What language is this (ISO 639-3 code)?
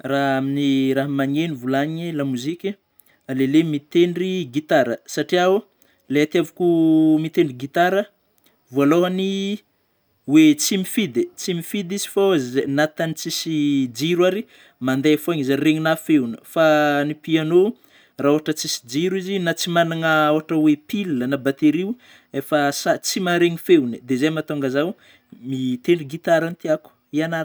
bmm